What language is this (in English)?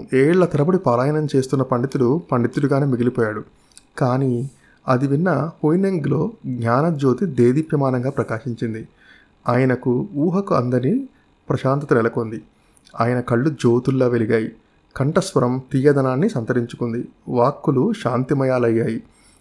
Telugu